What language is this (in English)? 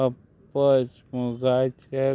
Konkani